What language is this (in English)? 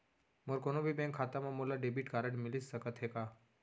Chhattisgarhi